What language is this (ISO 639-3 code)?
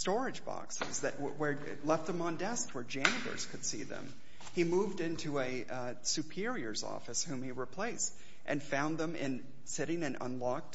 eng